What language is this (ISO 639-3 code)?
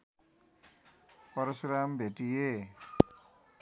nep